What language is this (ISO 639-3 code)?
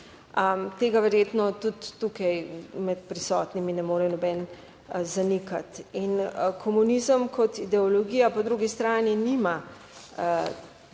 slv